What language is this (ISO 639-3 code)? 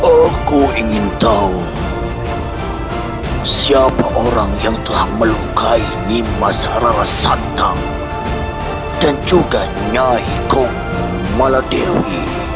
ind